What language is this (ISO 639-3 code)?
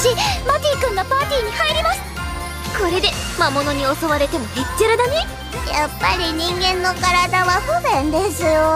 jpn